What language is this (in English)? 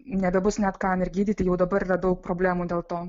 Lithuanian